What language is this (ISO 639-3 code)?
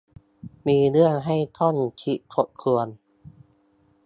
tha